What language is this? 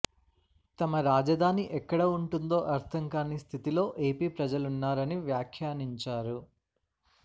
Telugu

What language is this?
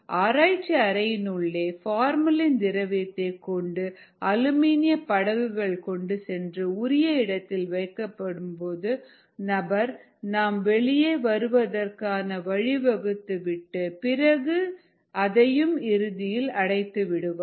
Tamil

